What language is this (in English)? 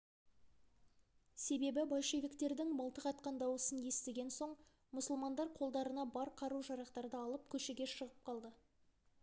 Kazakh